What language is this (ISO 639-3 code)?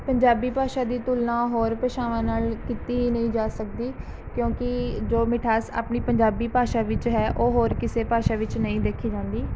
pan